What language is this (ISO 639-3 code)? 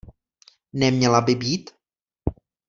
ces